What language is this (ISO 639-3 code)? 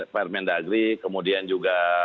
ind